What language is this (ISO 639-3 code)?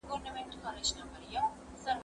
pus